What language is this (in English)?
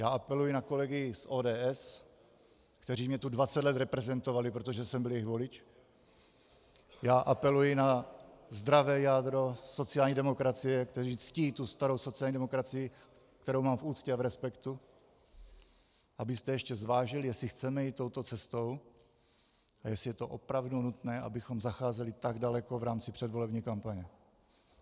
Czech